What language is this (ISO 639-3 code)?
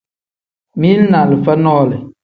kdh